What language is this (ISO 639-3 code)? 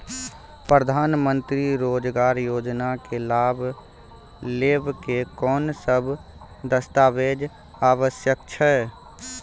mai